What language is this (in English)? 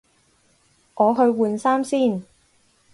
Cantonese